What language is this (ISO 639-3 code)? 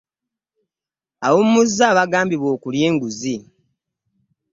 lug